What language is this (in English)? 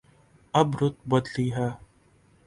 Urdu